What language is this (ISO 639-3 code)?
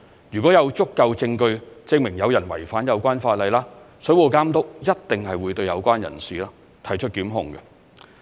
yue